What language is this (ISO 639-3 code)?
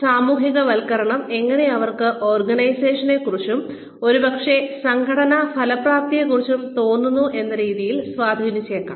mal